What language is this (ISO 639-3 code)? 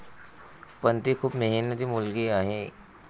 mar